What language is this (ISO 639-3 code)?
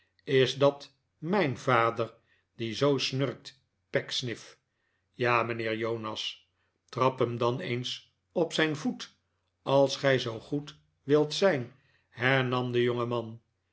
nld